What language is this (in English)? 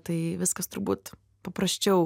Lithuanian